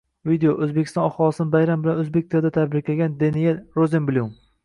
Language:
Uzbek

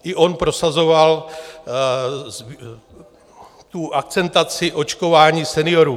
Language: Czech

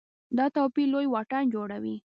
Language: Pashto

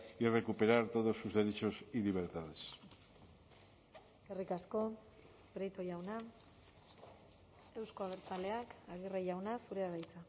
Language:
Basque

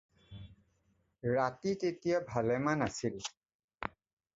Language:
Assamese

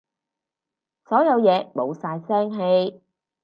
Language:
Cantonese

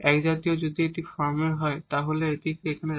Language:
Bangla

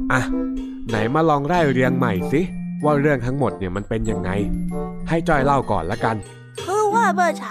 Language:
Thai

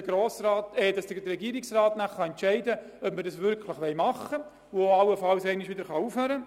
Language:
Swiss German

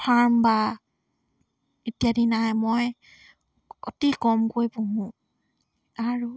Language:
Assamese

